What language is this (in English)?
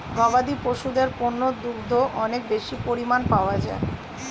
Bangla